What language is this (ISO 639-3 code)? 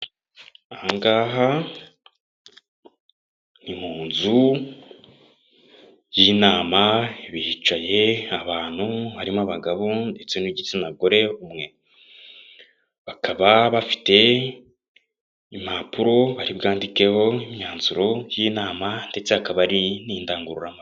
kin